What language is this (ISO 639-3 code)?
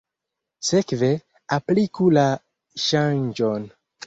epo